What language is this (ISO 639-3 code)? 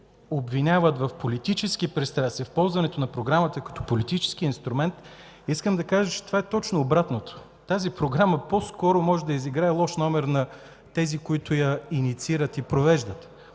bul